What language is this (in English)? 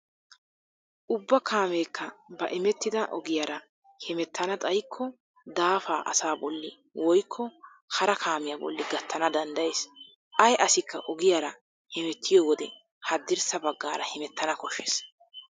Wolaytta